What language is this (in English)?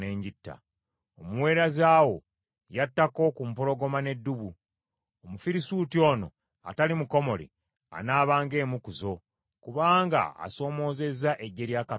Ganda